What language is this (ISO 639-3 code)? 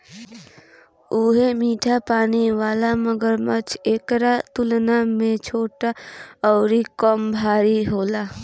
bho